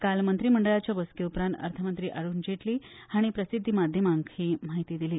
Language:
Konkani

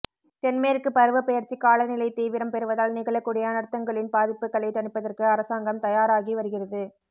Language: Tamil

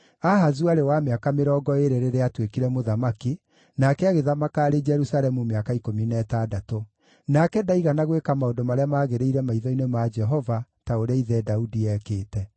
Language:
Kikuyu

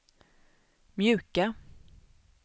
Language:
Swedish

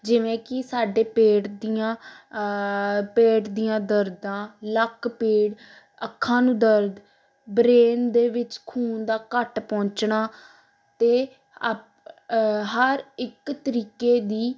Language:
Punjabi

